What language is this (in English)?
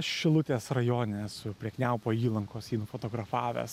Lithuanian